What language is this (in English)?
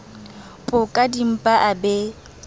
Southern Sotho